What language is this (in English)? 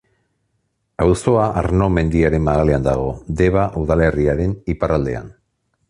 Basque